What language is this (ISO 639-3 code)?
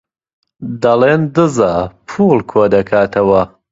ckb